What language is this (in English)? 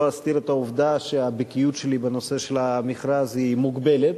Hebrew